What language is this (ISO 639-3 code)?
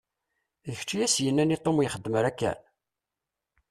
kab